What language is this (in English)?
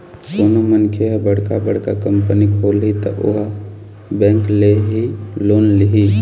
Chhattisgarhi